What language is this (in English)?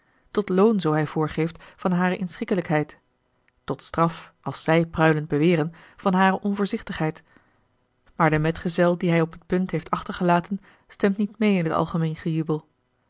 Dutch